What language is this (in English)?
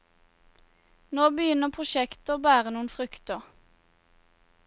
Norwegian